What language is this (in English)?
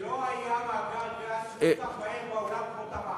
Hebrew